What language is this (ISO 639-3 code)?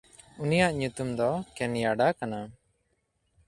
sat